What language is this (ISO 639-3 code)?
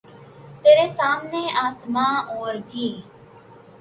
urd